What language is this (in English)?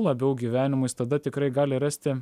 Lithuanian